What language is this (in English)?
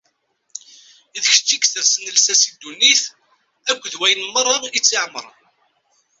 Kabyle